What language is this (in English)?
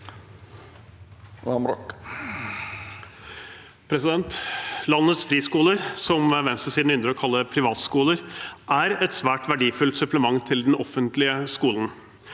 Norwegian